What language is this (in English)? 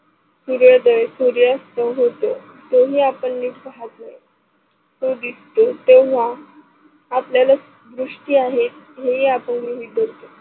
Marathi